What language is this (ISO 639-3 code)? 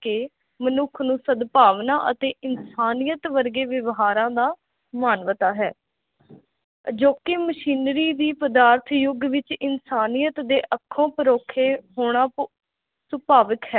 pan